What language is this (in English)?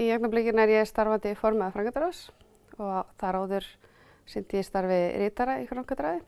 Icelandic